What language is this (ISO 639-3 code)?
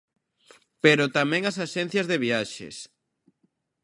glg